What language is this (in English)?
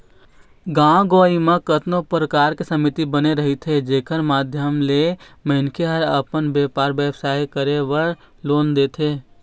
Chhattisgarhi